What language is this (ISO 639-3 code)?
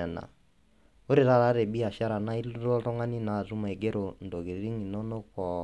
mas